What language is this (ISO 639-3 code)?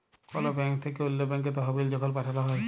ben